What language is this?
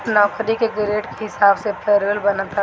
Bhojpuri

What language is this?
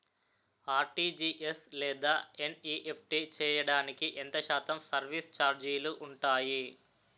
Telugu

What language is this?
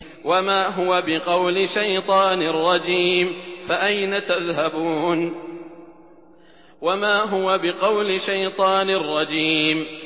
Arabic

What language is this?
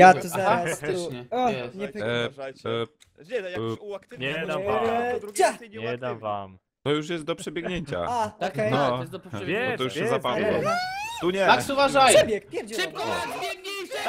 Polish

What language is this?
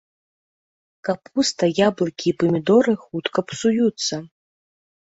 Belarusian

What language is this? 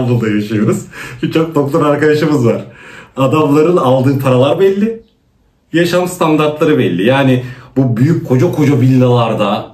Turkish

